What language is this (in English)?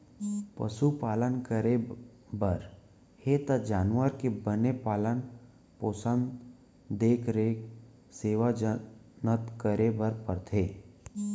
Chhattisgarhi